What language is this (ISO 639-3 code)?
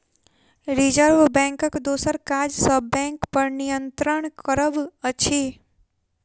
mai